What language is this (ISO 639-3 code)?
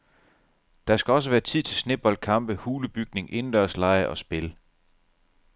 dan